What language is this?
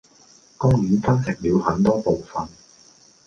Cantonese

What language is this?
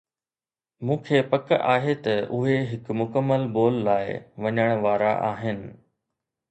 Sindhi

